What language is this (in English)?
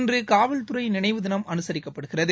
Tamil